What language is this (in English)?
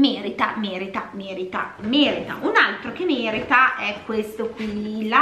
Italian